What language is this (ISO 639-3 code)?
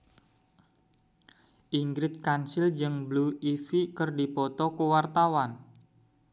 sun